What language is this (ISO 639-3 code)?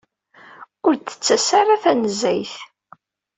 kab